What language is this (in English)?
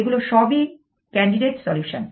Bangla